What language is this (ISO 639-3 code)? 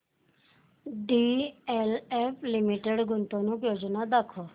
mar